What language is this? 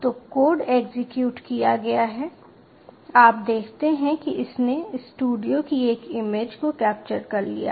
Hindi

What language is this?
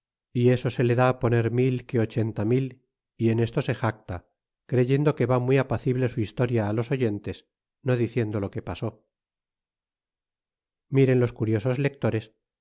Spanish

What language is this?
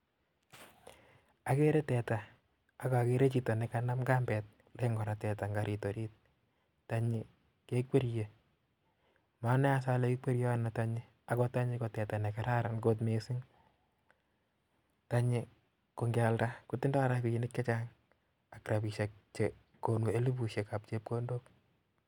Kalenjin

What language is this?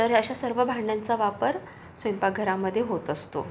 Marathi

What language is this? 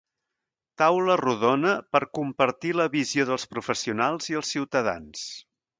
Catalan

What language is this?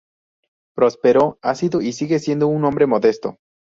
Spanish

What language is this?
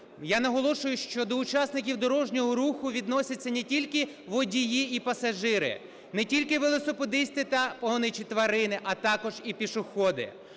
Ukrainian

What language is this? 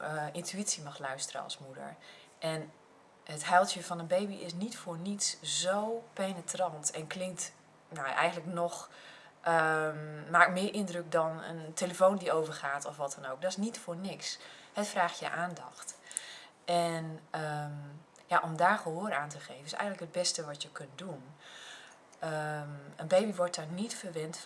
Dutch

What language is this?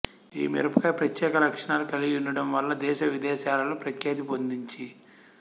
Telugu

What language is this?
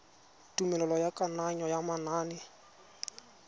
Tswana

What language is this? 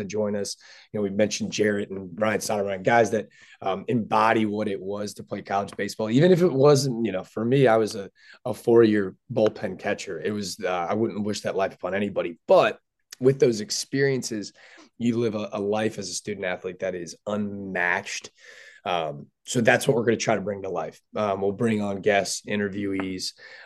English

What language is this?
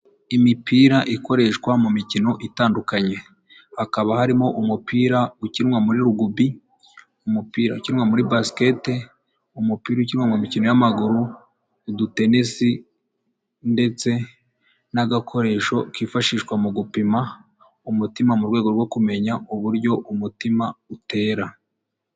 Kinyarwanda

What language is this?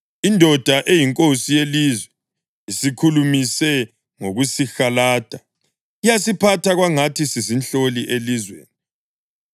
North Ndebele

